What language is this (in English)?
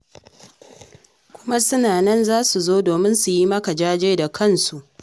Hausa